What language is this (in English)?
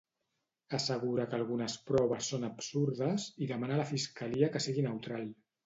Catalan